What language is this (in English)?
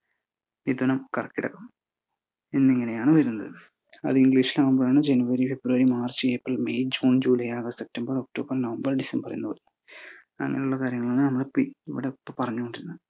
Malayalam